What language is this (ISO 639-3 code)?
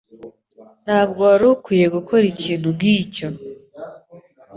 kin